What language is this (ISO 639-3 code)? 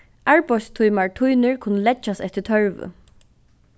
fao